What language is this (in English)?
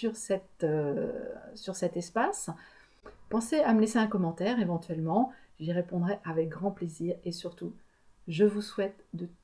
French